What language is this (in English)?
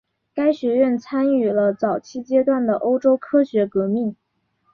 Chinese